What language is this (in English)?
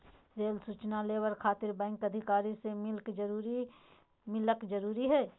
Magahi